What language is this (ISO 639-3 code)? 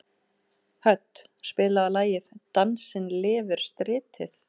isl